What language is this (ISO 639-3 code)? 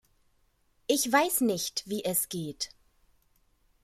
deu